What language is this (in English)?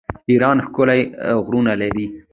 Pashto